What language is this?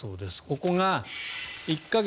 Japanese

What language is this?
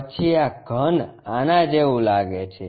Gujarati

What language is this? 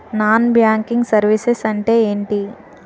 Telugu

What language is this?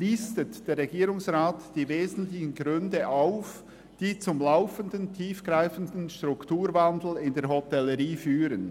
Swiss German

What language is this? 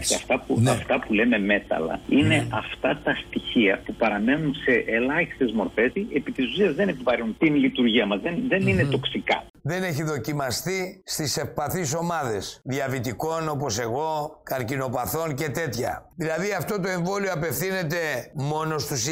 Greek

